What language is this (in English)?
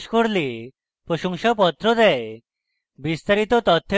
Bangla